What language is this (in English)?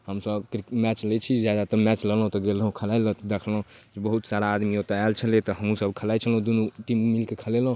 Maithili